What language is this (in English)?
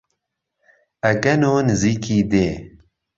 Central Kurdish